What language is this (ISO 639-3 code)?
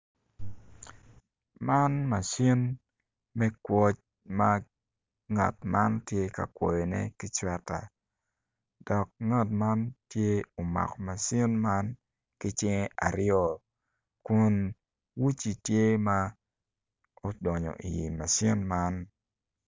ach